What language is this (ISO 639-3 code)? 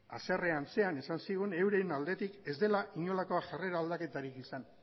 eus